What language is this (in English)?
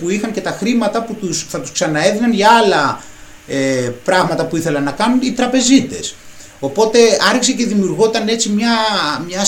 Greek